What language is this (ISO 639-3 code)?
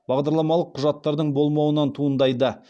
kaz